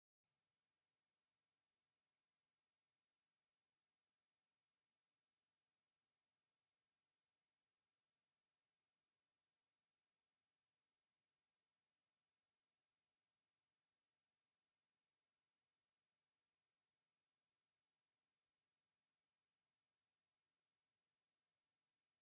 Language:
Tigrinya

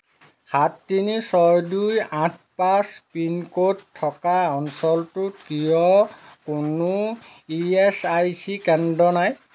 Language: Assamese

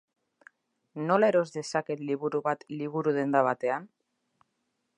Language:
Basque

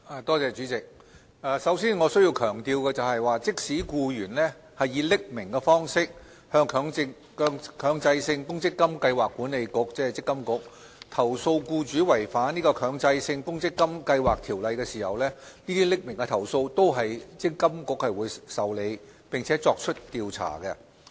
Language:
Cantonese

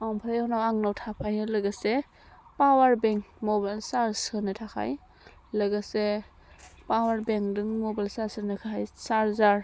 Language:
Bodo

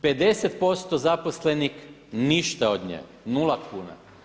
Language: Croatian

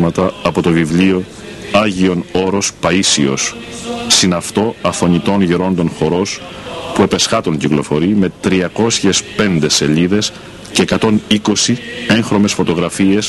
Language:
Greek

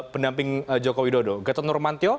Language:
Indonesian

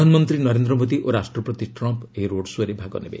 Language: Odia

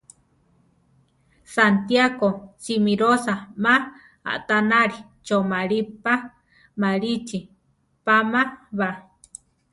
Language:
Central Tarahumara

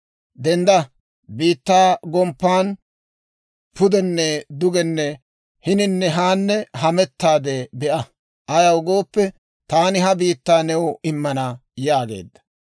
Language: Dawro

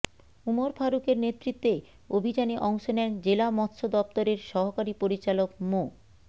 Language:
Bangla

